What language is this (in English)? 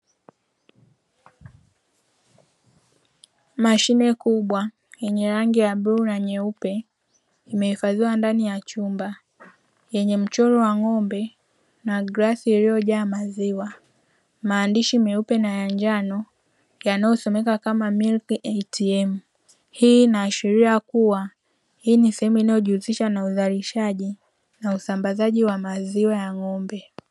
Swahili